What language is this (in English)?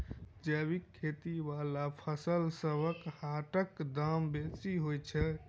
Maithili